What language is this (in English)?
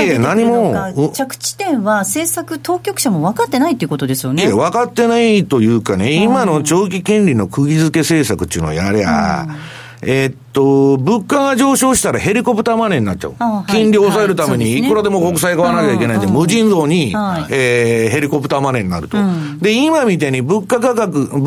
Japanese